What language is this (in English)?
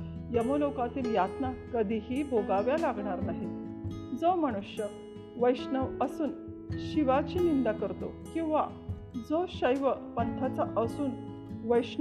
Marathi